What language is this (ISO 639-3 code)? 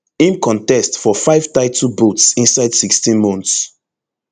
pcm